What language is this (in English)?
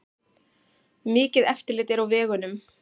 Icelandic